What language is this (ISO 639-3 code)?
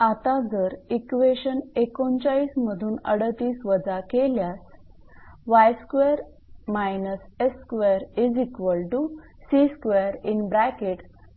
mar